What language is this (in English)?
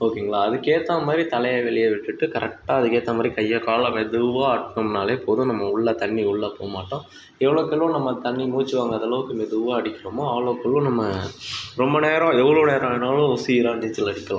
Tamil